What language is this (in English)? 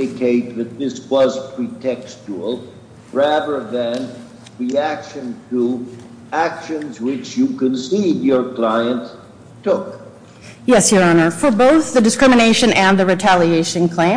English